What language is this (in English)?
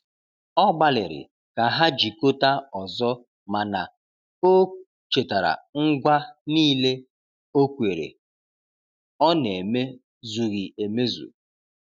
Igbo